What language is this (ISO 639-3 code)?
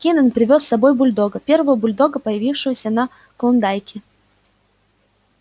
rus